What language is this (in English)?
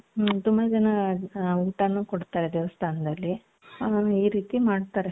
Kannada